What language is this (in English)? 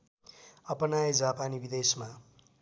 Nepali